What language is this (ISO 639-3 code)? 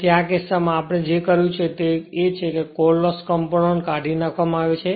guj